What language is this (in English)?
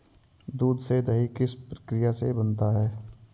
Hindi